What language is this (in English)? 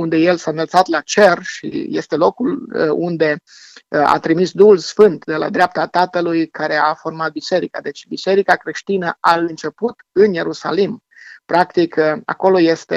Romanian